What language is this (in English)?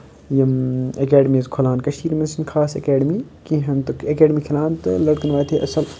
Kashmiri